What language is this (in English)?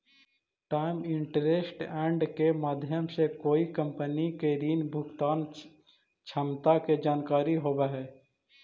Magahi